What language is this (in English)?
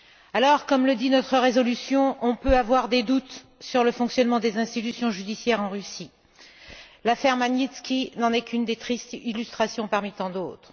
French